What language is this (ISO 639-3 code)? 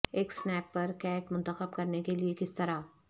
urd